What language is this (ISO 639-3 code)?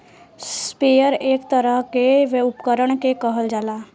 bho